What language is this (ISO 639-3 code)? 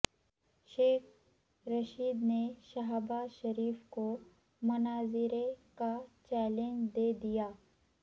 urd